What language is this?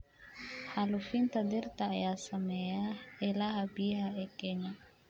Somali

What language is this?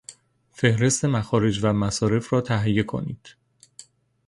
Persian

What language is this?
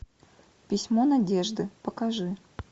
Russian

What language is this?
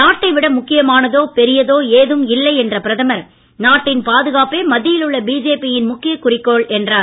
Tamil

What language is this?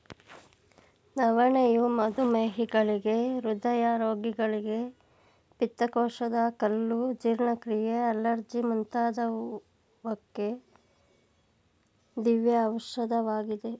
Kannada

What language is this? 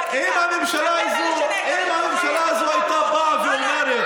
Hebrew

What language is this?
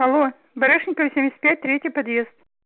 Russian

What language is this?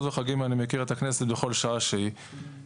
Hebrew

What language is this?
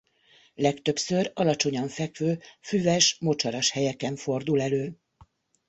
Hungarian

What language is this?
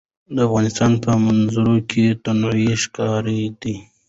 Pashto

